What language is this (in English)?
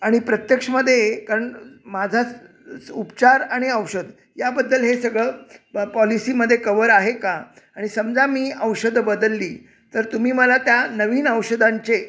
Marathi